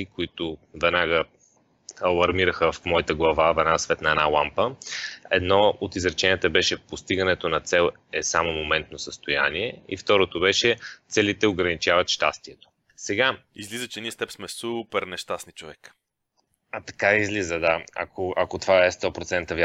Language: Bulgarian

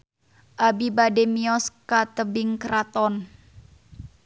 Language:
Sundanese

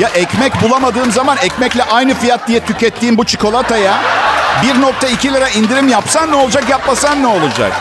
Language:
Turkish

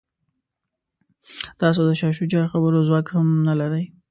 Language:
Pashto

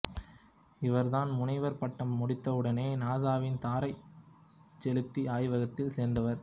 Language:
Tamil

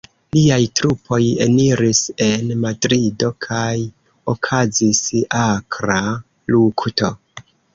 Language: Esperanto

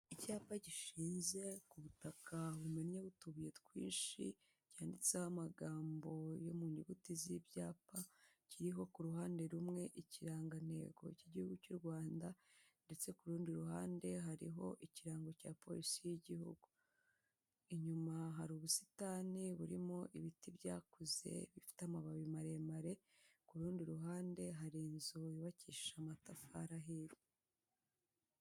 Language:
Kinyarwanda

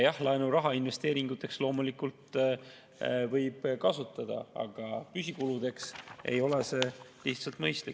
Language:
Estonian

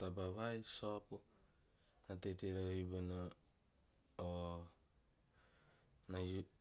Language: Teop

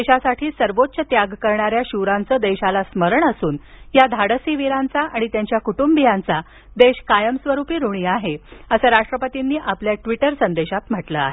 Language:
Marathi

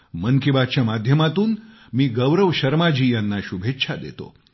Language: Marathi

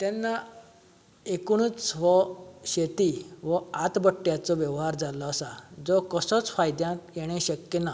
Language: Konkani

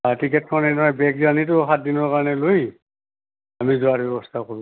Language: Assamese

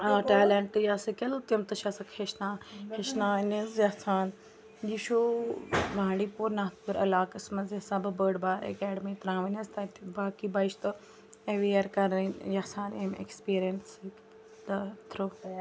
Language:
Kashmiri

